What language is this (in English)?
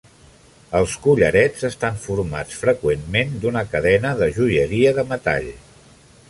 Catalan